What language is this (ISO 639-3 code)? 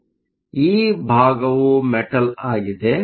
kan